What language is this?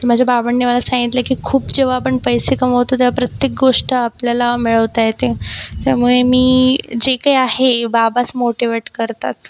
Marathi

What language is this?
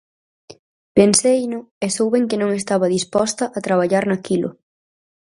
Galician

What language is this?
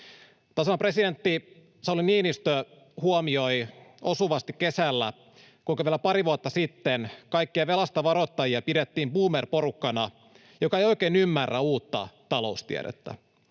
Finnish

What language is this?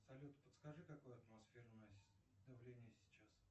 Russian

